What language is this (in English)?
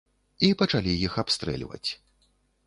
Belarusian